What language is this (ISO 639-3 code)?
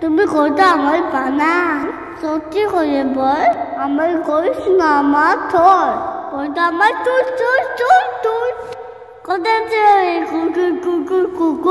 ben